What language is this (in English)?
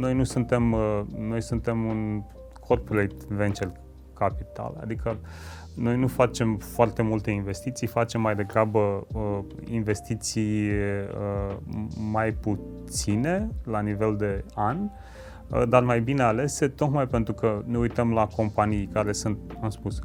Romanian